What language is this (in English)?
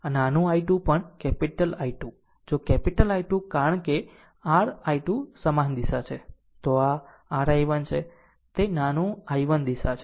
Gujarati